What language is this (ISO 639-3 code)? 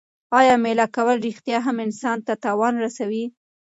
pus